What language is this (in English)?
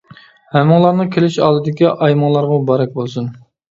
Uyghur